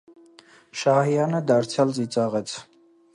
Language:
Armenian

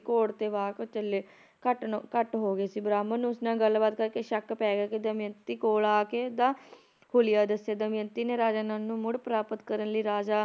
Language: Punjabi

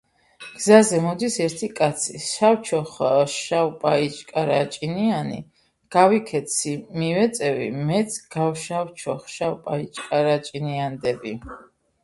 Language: Georgian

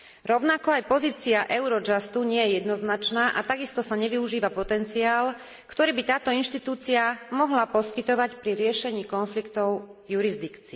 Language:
Slovak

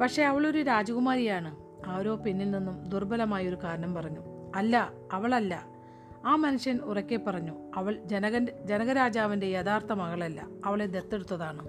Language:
Malayalam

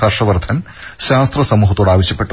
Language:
Malayalam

